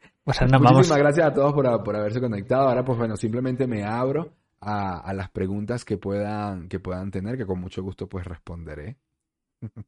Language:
Spanish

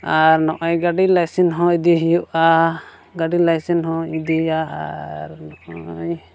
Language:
Santali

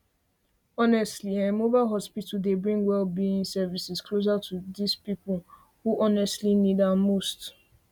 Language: Nigerian Pidgin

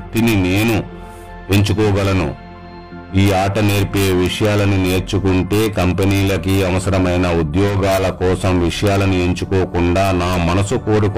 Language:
Telugu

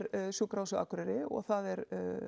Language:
Icelandic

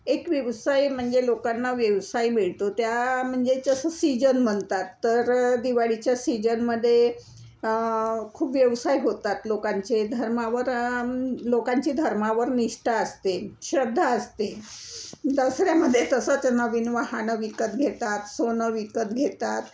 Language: Marathi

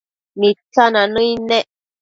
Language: Matsés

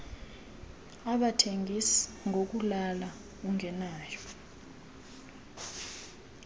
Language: Xhosa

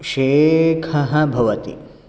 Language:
Sanskrit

